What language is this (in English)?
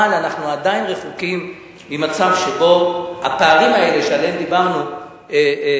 Hebrew